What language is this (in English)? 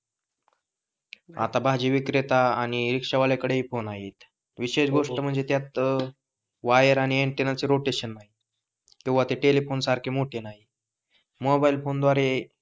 Marathi